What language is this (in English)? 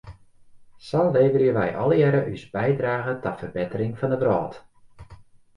Western Frisian